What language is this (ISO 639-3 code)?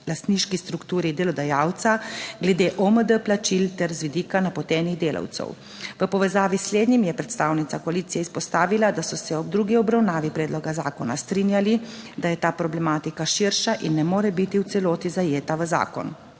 slv